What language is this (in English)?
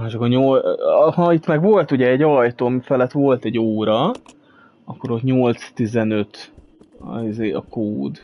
Hungarian